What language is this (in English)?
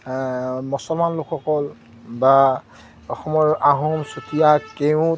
Assamese